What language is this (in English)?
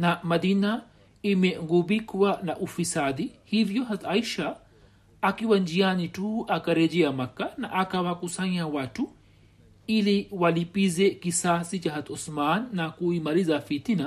Swahili